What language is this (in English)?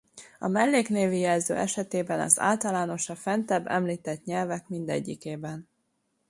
Hungarian